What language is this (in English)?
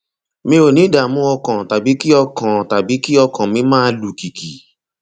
Yoruba